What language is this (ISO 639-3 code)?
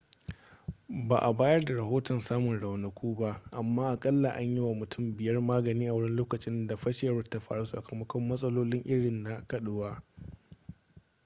hau